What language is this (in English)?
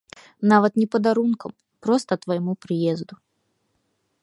Belarusian